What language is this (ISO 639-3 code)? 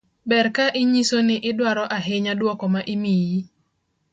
luo